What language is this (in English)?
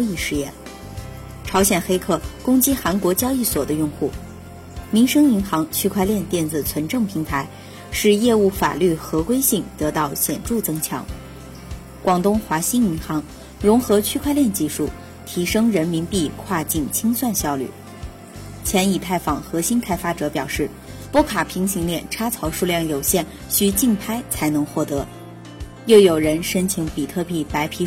Chinese